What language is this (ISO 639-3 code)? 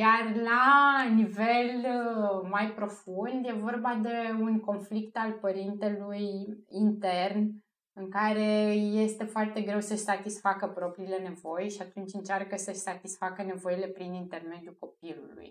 ron